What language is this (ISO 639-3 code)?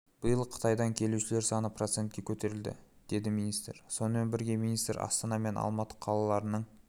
kaz